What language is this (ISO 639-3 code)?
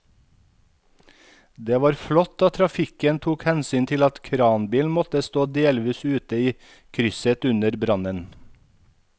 nor